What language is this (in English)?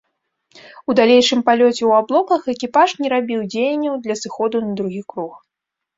Belarusian